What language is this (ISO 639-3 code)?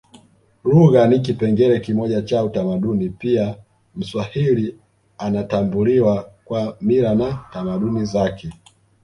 swa